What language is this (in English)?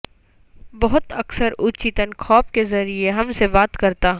Urdu